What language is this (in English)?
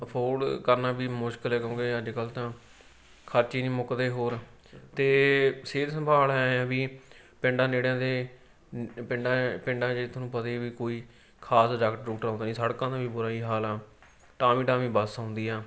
Punjabi